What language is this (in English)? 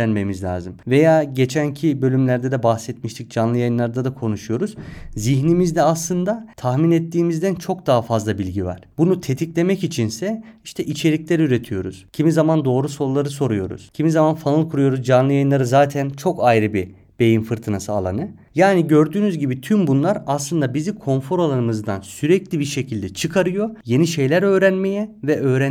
Turkish